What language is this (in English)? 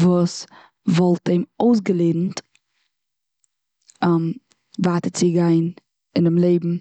Yiddish